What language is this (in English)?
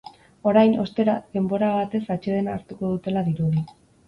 Basque